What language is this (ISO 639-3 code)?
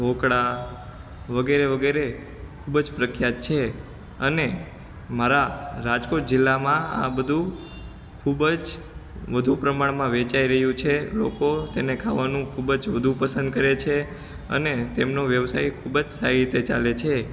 guj